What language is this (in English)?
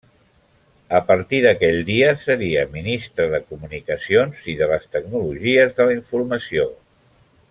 Catalan